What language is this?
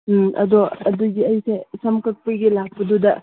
Manipuri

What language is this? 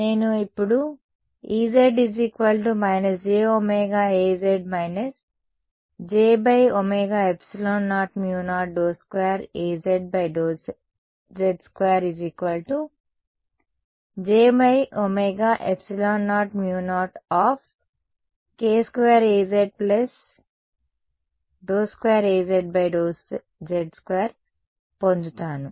Telugu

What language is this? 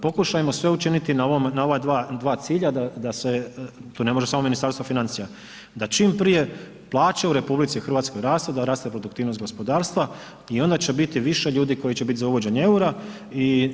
Croatian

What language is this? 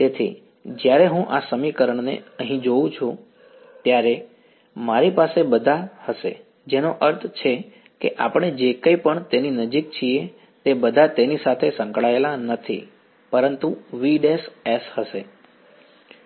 Gujarati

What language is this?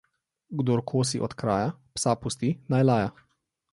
Slovenian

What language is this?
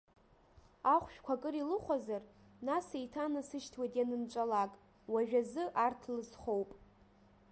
Abkhazian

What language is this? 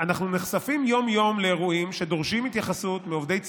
Hebrew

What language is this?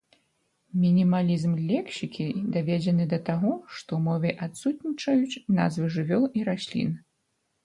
Belarusian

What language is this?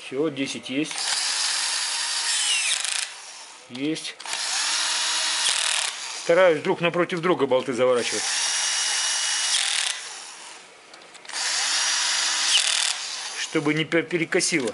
Russian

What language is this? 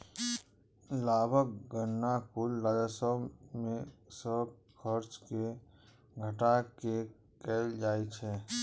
Maithili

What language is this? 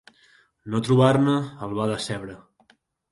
Catalan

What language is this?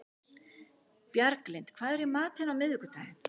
Icelandic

